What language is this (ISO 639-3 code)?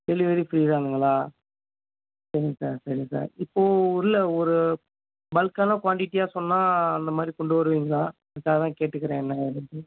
tam